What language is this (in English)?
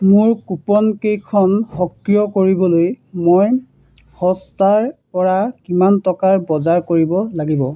Assamese